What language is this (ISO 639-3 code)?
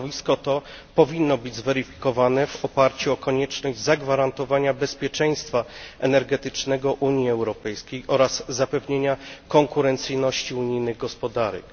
pol